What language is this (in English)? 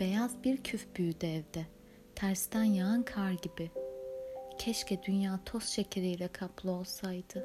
Turkish